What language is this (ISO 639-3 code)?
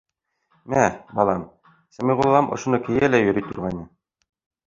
bak